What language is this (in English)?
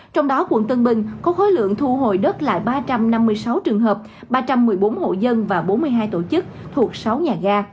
Vietnamese